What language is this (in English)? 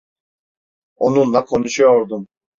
Turkish